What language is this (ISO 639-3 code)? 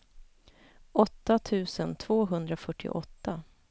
swe